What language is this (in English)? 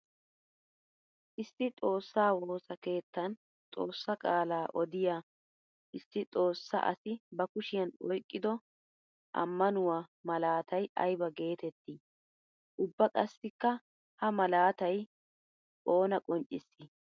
Wolaytta